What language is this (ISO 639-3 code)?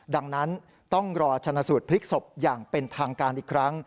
tha